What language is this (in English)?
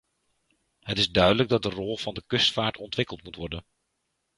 Dutch